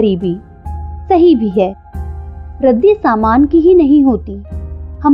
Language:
Hindi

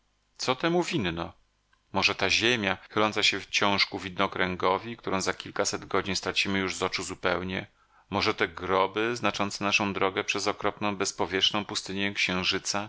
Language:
Polish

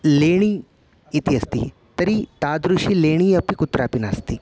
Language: Sanskrit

